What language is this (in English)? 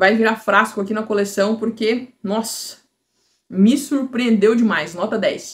Portuguese